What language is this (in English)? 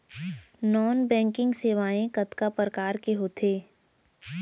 Chhattisgarhi